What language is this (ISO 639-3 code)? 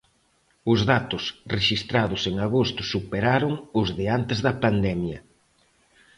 glg